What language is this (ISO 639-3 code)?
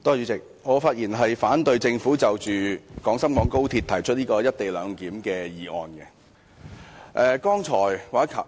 yue